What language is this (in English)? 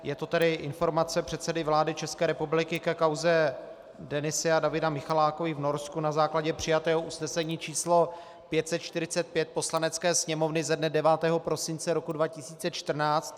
Czech